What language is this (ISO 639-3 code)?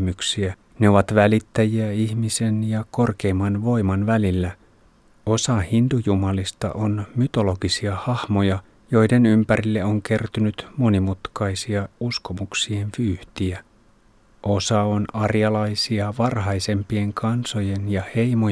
fin